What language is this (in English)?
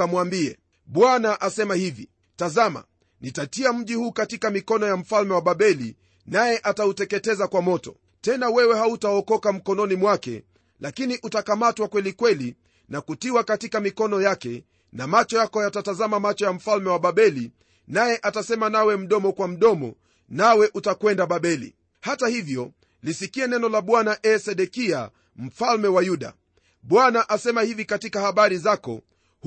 Swahili